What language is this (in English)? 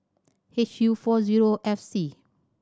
English